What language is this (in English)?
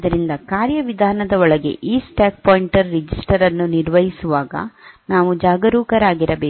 Kannada